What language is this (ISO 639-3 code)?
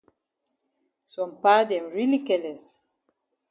wes